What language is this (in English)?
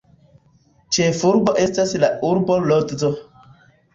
Esperanto